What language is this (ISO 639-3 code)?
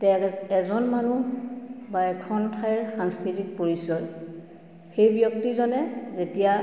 asm